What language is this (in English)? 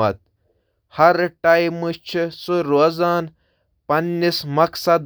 Kashmiri